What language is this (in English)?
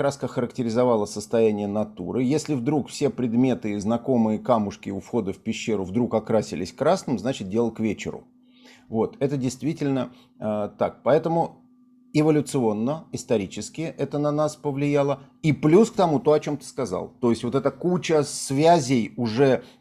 Russian